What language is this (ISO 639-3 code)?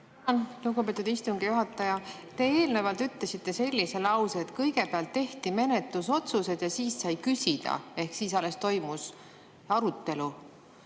est